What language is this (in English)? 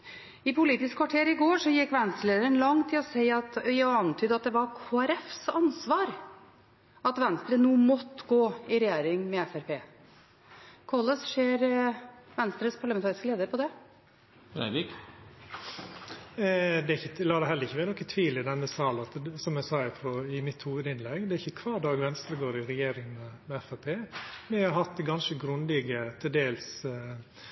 Norwegian